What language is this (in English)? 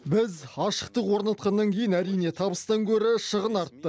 Kazakh